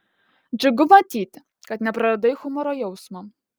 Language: Lithuanian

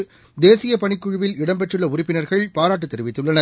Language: Tamil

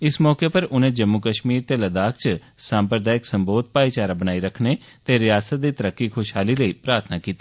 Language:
Dogri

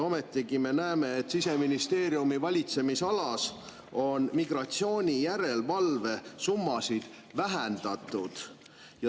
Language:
Estonian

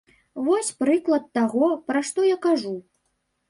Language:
Belarusian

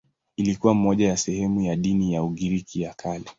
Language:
Swahili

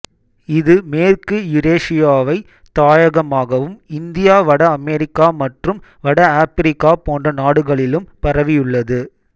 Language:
Tamil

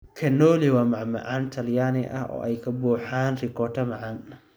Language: Somali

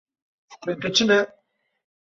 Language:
Kurdish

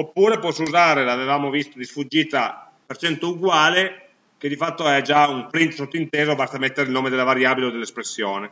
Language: Italian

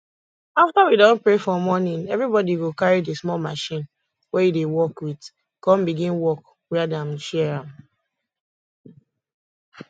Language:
Nigerian Pidgin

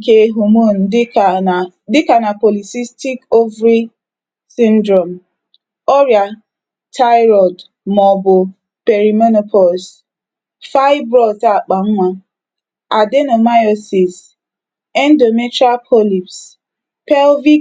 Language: Igbo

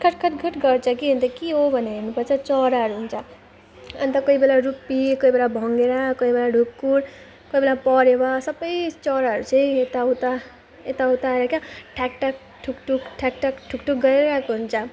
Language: Nepali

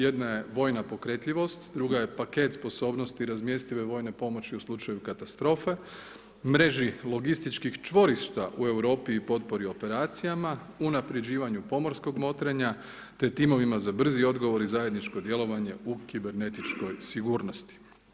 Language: Croatian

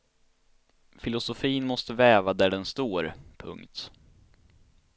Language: Swedish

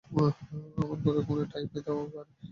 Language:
Bangla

